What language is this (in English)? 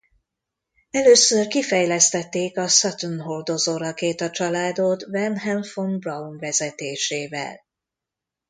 Hungarian